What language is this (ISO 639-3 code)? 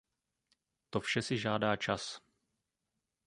ces